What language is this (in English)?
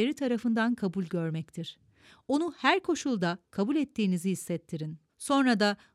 Turkish